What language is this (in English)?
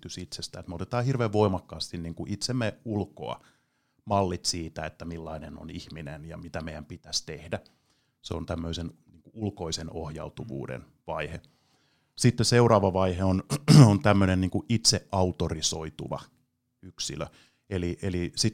Finnish